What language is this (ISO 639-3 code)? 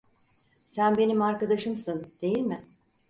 tur